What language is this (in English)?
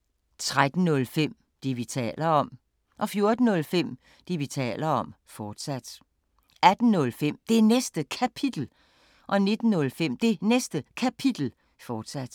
Danish